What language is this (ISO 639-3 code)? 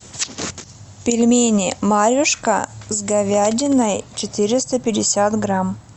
rus